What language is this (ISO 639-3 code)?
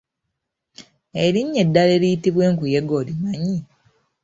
lug